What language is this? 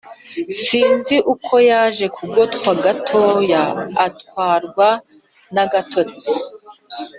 Kinyarwanda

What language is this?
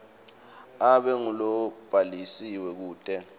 Swati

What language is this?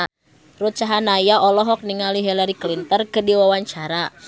Sundanese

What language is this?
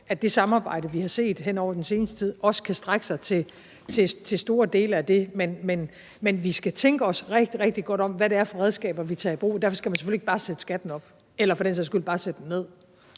Danish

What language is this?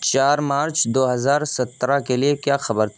Urdu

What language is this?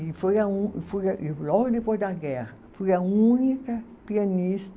Portuguese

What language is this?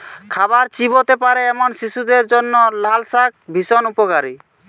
Bangla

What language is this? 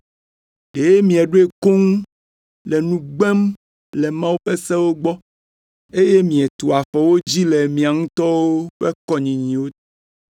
Ewe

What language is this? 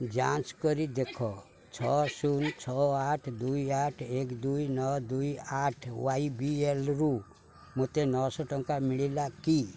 Odia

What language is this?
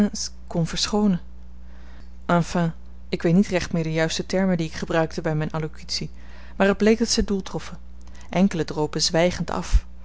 Dutch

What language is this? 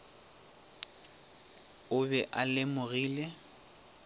Northern Sotho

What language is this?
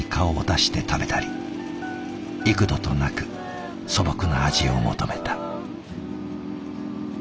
Japanese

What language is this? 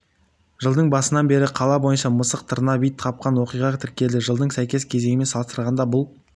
Kazakh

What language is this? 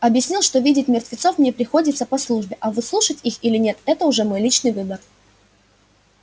Russian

